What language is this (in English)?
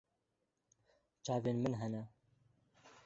Kurdish